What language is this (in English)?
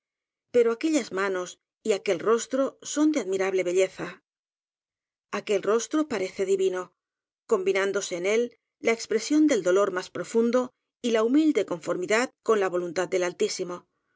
Spanish